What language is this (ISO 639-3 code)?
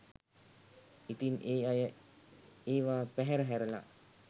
sin